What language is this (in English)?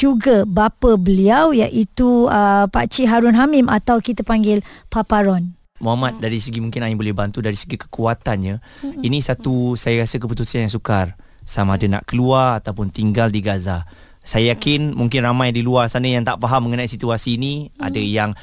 Malay